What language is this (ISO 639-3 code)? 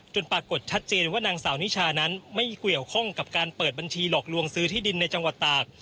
tha